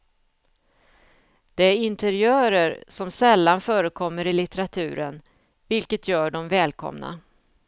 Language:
Swedish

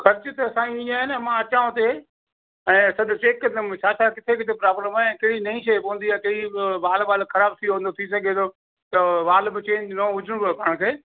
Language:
Sindhi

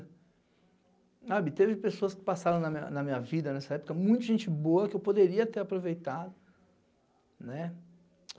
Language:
Portuguese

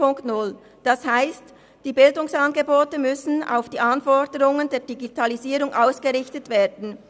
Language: Swiss German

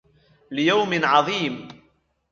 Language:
Arabic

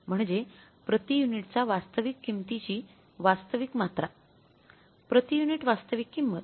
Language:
Marathi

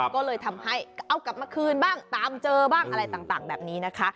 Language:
Thai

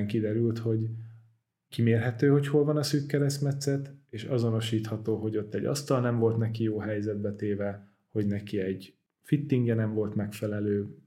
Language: Hungarian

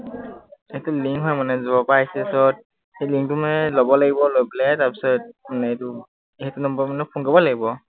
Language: Assamese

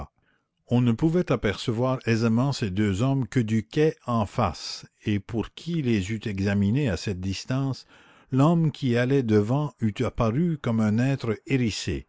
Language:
French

